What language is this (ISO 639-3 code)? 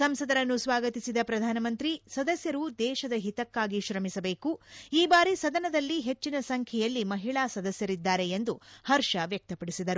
kan